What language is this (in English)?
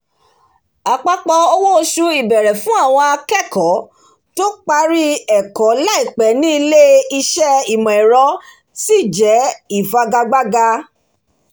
Yoruba